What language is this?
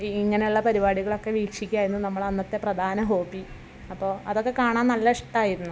Malayalam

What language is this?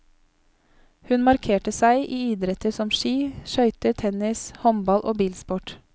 Norwegian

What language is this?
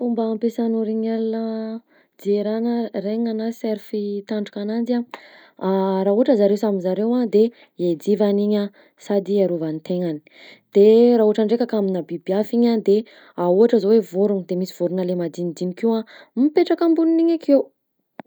Southern Betsimisaraka Malagasy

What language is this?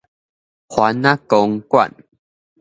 Min Nan Chinese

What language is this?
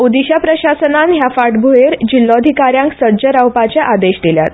Konkani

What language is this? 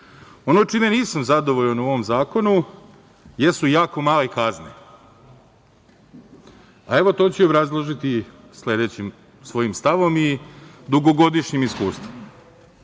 Serbian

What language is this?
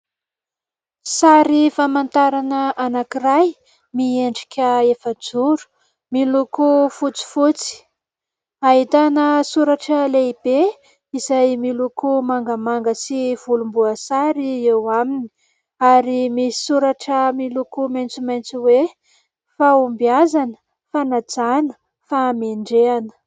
Malagasy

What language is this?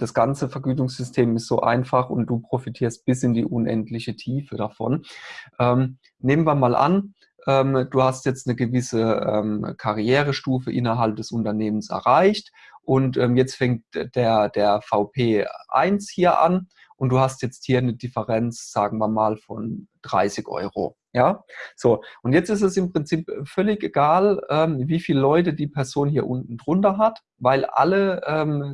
German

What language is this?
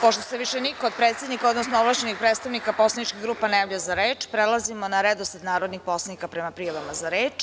Serbian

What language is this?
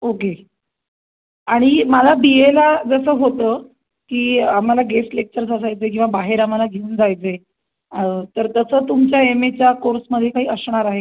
Marathi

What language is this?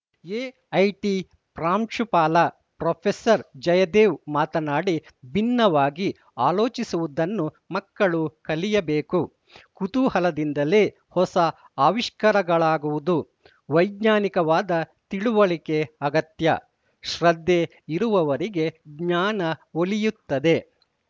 Kannada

